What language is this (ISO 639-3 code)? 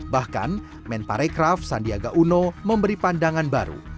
ind